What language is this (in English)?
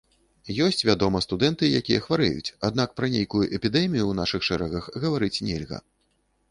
Belarusian